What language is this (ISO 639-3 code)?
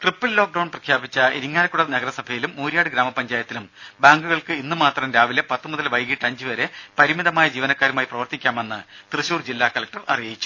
mal